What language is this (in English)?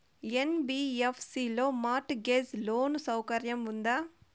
Telugu